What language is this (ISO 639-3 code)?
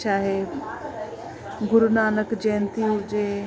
snd